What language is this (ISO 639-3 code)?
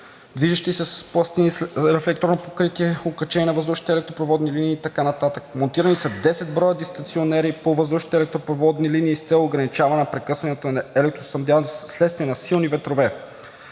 bul